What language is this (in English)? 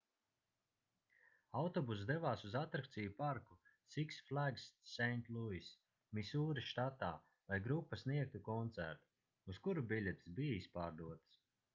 Latvian